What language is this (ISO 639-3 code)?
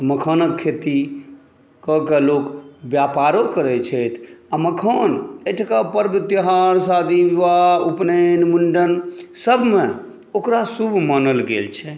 mai